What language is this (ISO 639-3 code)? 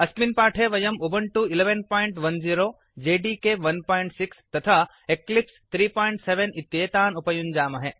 san